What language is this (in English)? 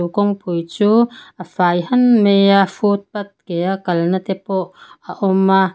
Mizo